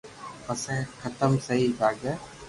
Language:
Loarki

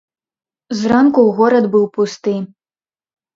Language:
Belarusian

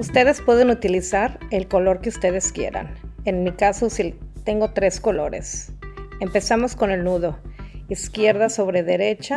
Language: Spanish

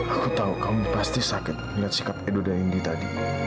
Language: Indonesian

